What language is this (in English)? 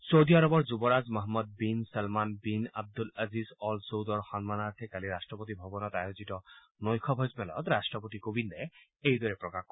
Assamese